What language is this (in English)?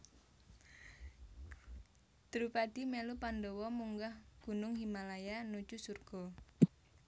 Javanese